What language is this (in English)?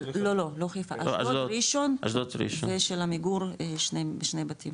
Hebrew